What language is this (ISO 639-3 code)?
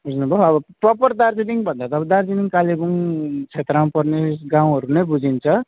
nep